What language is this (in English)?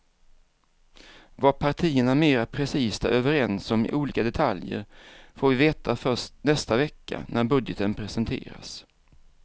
Swedish